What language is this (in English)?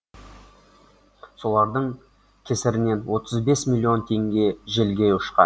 Kazakh